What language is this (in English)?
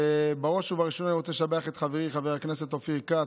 Hebrew